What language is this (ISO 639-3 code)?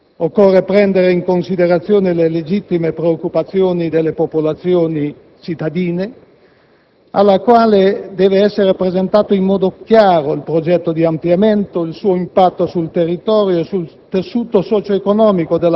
ita